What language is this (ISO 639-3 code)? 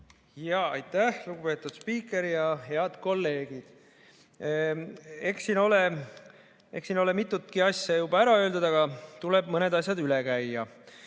est